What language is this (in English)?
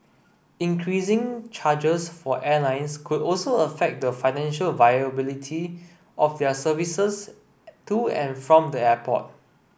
English